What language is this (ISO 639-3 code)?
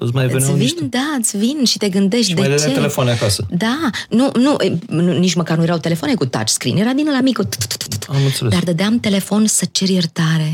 ron